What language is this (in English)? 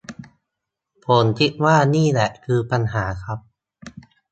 Thai